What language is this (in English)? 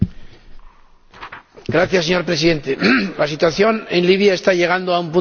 Spanish